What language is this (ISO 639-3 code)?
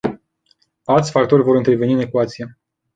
ron